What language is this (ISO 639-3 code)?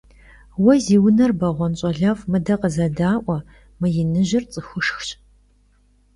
kbd